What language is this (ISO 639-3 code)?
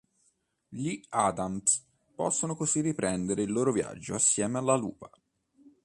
ita